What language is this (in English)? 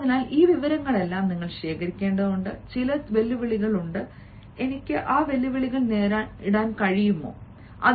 Malayalam